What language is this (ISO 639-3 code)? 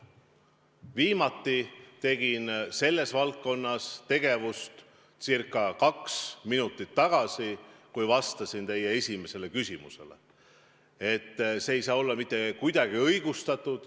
est